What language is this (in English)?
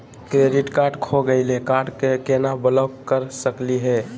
Magahi